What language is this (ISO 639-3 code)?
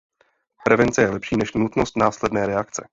ces